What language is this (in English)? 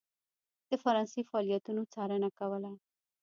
Pashto